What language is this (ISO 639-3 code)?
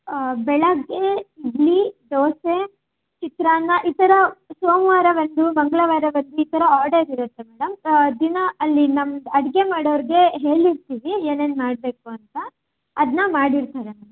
kan